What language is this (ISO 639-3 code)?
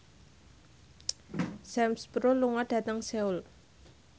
jav